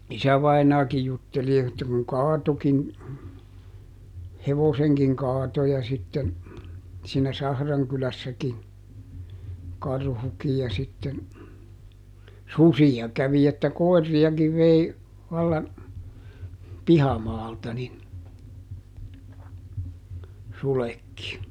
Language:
Finnish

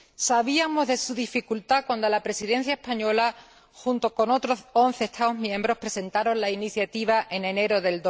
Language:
Spanish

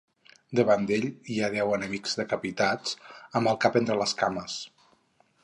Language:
Catalan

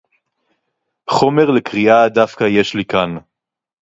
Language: Hebrew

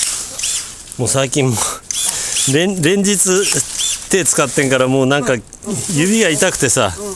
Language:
Japanese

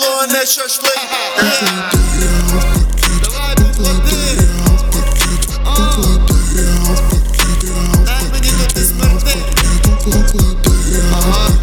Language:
Ukrainian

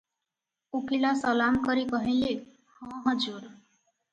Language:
Odia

